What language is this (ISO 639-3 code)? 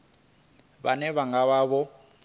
ven